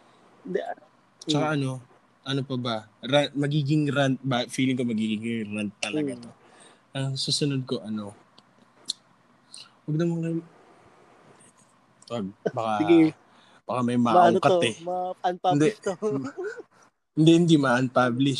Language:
Filipino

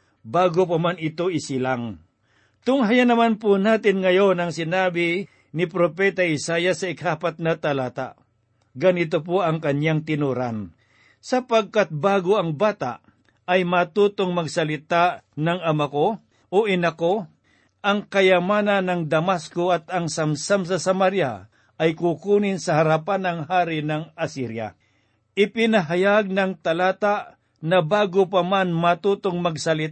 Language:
Filipino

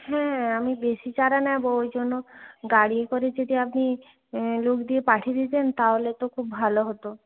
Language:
Bangla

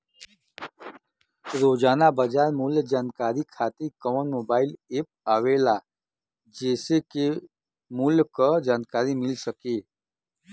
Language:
Bhojpuri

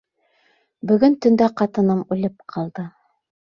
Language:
Bashkir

